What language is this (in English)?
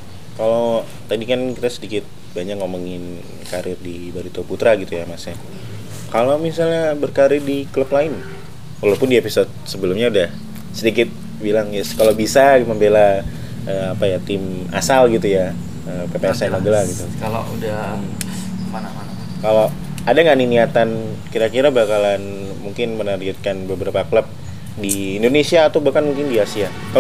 Indonesian